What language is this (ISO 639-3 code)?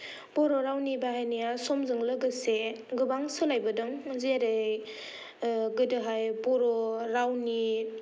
brx